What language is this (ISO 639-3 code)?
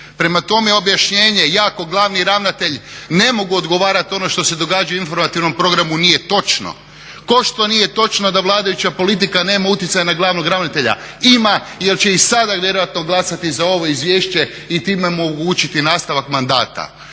hrv